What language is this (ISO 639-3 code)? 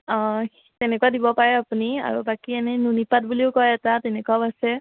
asm